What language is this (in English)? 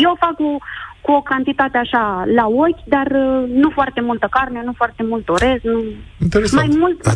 Romanian